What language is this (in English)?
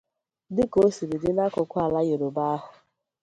Igbo